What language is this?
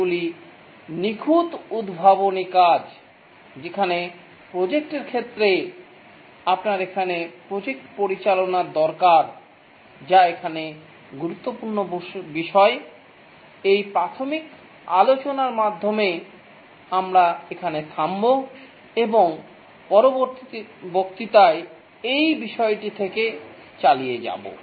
Bangla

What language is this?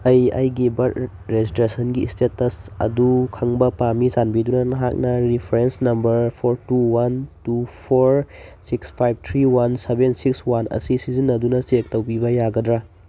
Manipuri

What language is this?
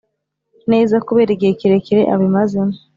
Kinyarwanda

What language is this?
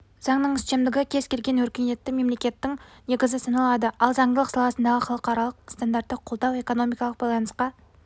Kazakh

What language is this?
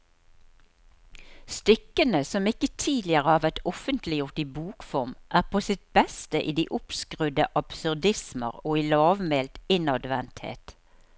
Norwegian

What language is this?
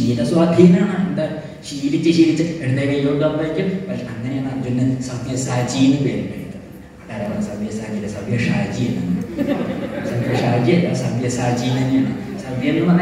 Indonesian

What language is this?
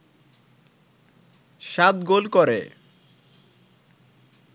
Bangla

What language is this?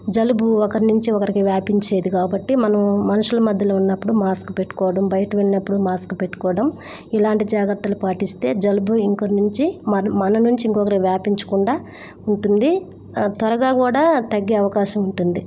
Telugu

